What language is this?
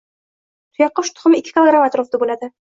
Uzbek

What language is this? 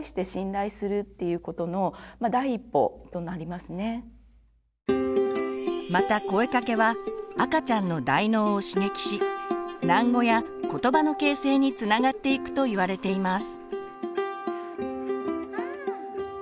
Japanese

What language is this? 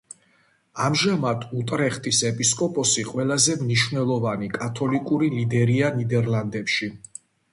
Georgian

